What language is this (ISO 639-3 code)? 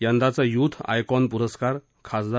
mar